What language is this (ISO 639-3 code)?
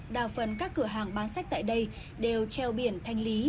vie